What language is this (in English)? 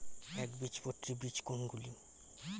Bangla